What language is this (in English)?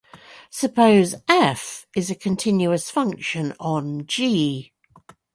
English